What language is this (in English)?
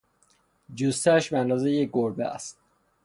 Persian